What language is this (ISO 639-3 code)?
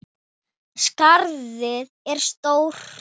isl